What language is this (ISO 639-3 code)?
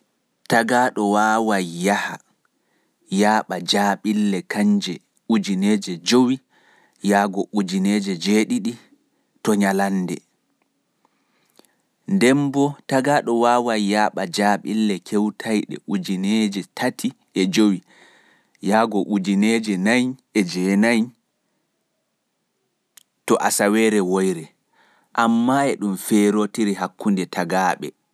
ful